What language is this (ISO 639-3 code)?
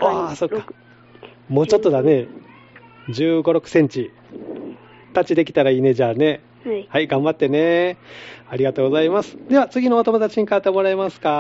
jpn